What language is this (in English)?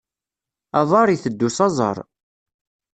Kabyle